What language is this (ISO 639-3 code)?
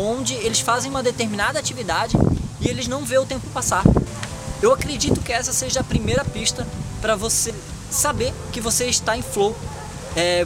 por